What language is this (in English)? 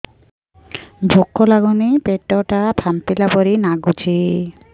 Odia